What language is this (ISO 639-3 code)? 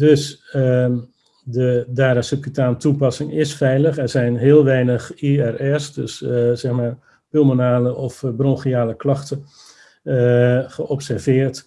nld